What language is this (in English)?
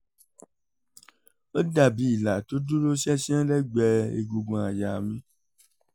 Yoruba